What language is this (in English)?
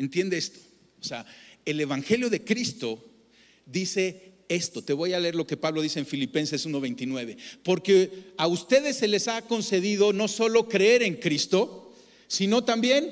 Spanish